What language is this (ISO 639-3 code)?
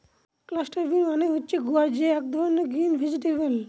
ben